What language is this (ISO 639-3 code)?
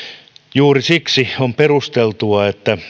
fin